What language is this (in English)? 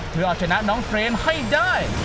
Thai